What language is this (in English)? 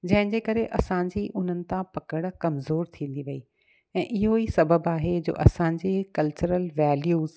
Sindhi